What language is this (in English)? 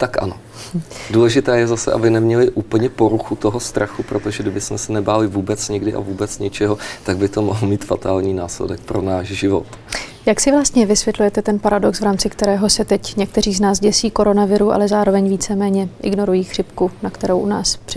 Czech